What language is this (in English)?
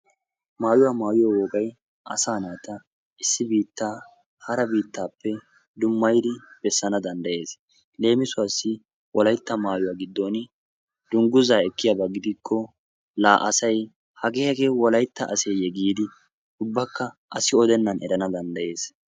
Wolaytta